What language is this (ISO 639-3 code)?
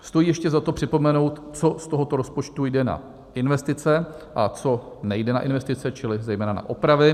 ces